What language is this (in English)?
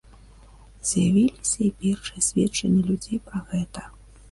Belarusian